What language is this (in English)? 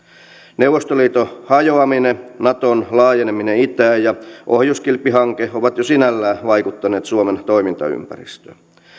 Finnish